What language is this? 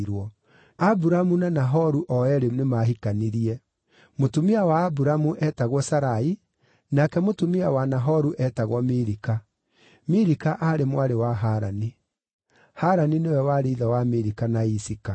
Kikuyu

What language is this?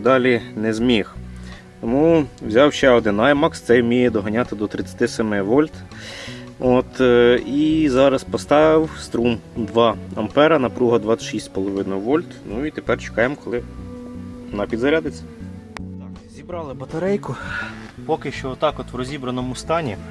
Ukrainian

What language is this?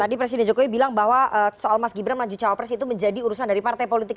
Indonesian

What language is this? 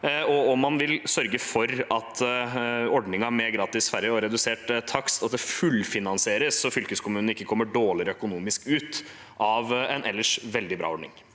Norwegian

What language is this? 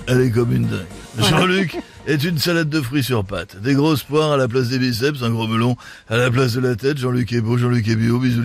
French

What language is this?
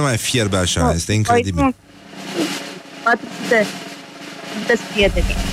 Romanian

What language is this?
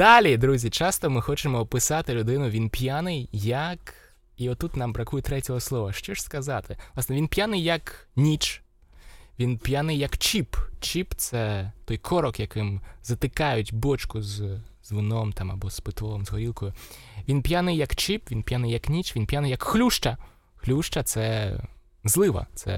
Ukrainian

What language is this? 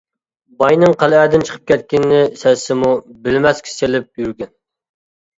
Uyghur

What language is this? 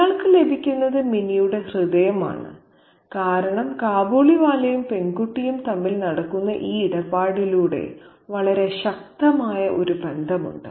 Malayalam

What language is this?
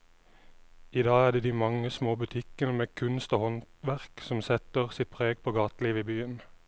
Norwegian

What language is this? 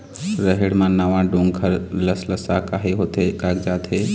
Chhattisgarhi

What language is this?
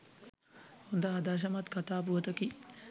Sinhala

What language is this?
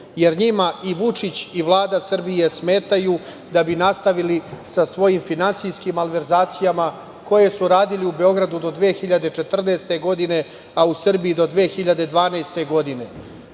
Serbian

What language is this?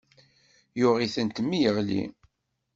Kabyle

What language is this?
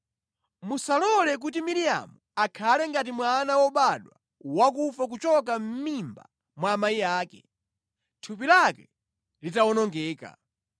Nyanja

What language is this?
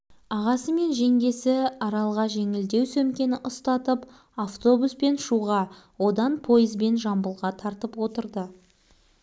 Kazakh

